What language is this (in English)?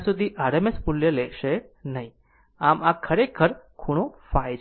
Gujarati